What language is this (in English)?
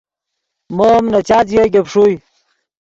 Yidgha